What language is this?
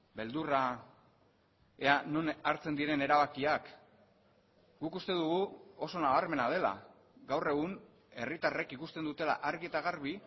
Basque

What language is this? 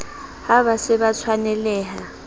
Southern Sotho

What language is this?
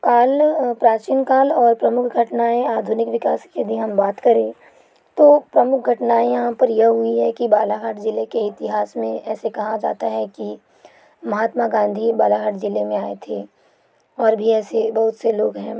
Hindi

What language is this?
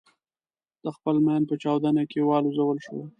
Pashto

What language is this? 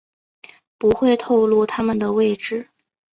Chinese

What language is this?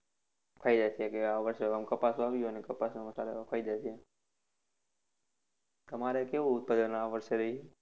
Gujarati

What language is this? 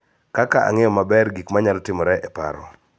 Luo (Kenya and Tanzania)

